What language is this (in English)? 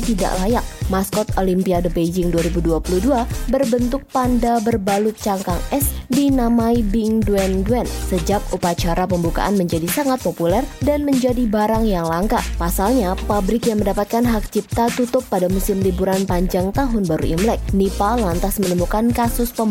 Indonesian